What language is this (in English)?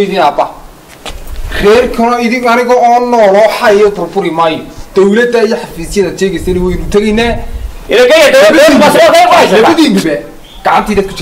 Arabic